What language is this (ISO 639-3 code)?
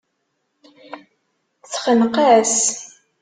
kab